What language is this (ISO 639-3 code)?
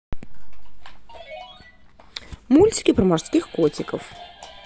rus